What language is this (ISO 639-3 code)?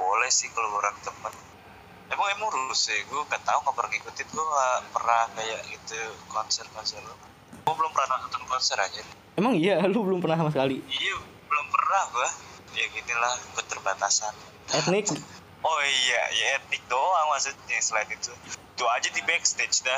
ind